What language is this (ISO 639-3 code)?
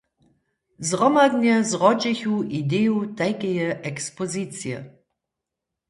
hsb